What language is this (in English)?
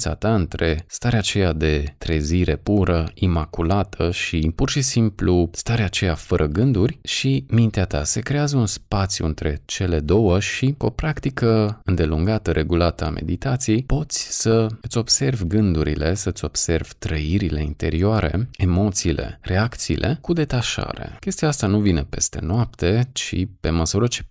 Romanian